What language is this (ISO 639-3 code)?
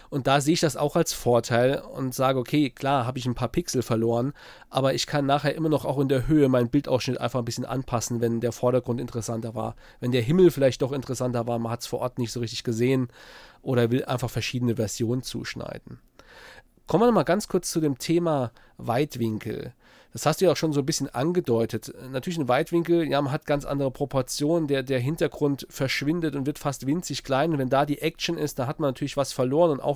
deu